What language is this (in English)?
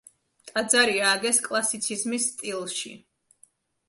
Georgian